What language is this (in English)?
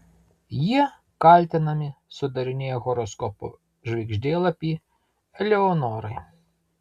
Lithuanian